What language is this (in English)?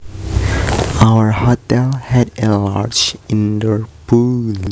Javanese